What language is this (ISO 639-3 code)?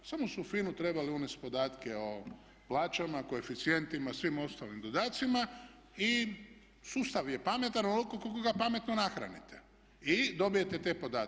hrv